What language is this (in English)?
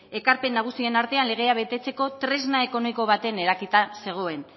Basque